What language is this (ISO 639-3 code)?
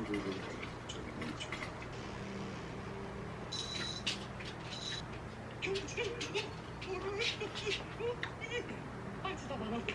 kor